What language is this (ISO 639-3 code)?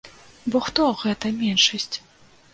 bel